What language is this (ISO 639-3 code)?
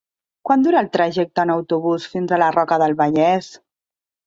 cat